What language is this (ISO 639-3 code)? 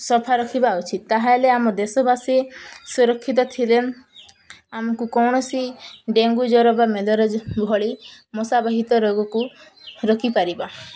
ori